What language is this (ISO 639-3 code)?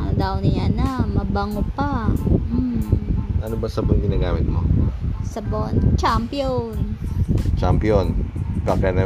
fil